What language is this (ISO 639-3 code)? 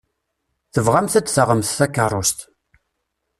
kab